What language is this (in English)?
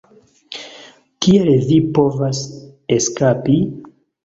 Esperanto